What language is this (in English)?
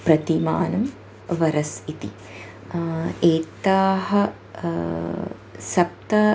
Sanskrit